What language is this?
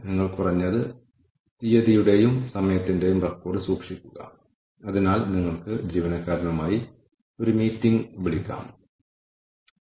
Malayalam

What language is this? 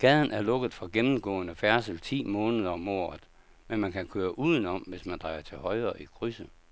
Danish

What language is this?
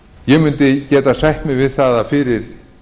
Icelandic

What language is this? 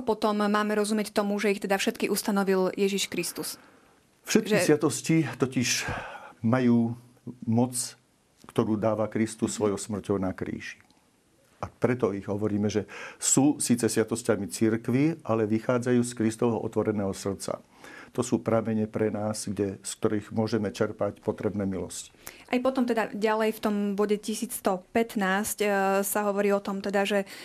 Slovak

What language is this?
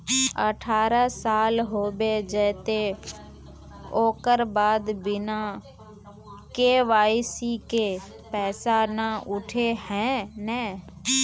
Magahi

